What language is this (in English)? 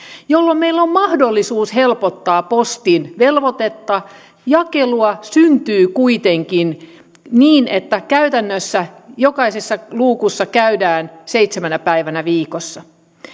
Finnish